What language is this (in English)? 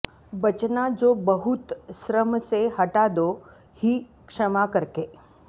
Sanskrit